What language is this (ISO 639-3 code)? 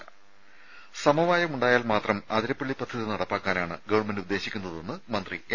mal